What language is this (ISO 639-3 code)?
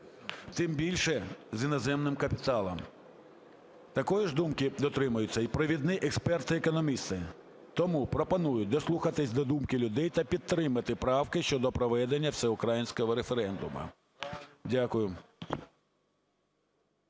ukr